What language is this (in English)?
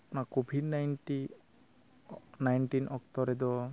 Santali